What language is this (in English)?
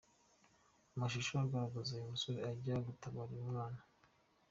Kinyarwanda